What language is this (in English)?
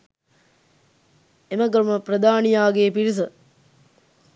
Sinhala